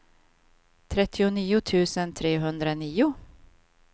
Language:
Swedish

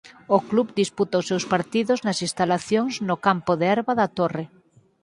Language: Galician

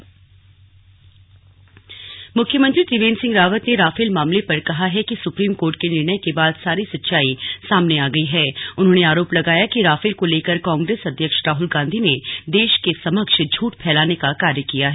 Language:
Hindi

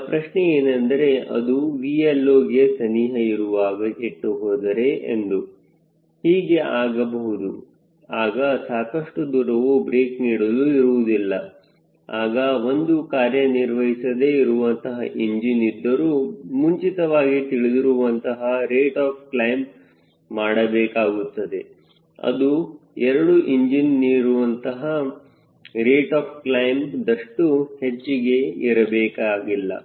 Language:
Kannada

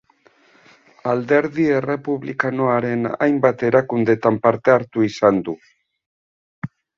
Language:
Basque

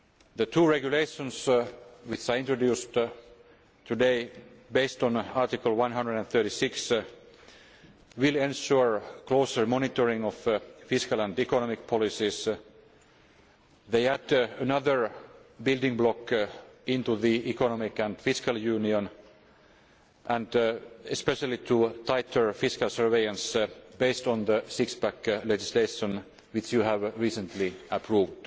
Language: English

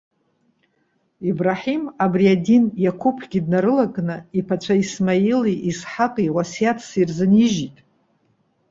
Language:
Abkhazian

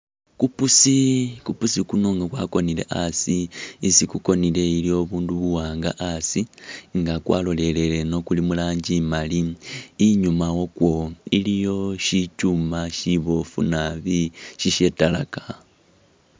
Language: Masaaba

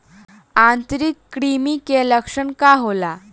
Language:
Bhojpuri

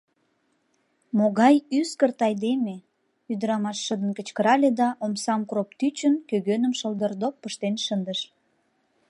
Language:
Mari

